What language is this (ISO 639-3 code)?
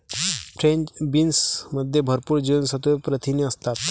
mar